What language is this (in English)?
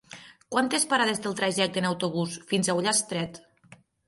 Catalan